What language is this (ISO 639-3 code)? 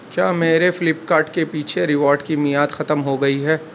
urd